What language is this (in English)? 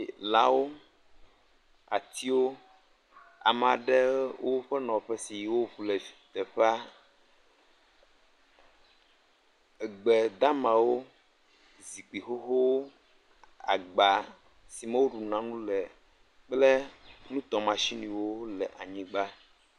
Ewe